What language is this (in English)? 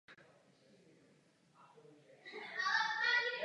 Czech